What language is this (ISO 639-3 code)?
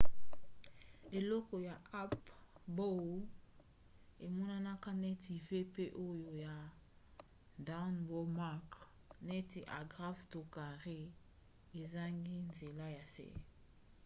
lin